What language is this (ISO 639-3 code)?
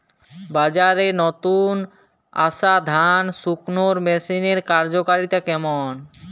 ben